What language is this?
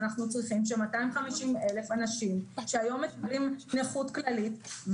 Hebrew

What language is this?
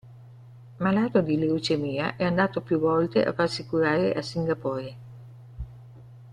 Italian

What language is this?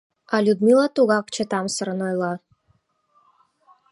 Mari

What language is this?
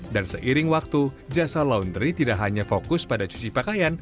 Indonesian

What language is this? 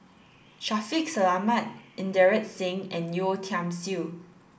English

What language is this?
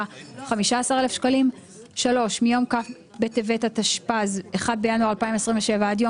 Hebrew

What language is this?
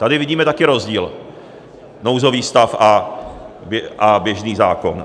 Czech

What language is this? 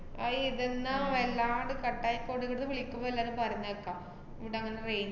Malayalam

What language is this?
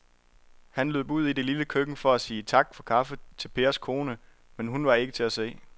Danish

